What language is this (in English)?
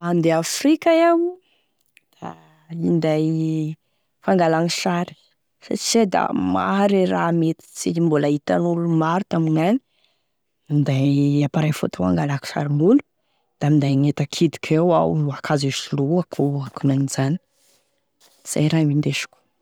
Tesaka Malagasy